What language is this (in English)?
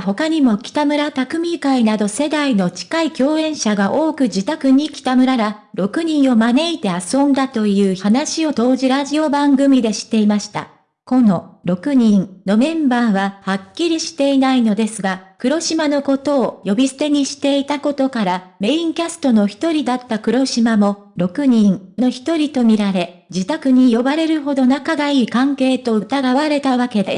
Japanese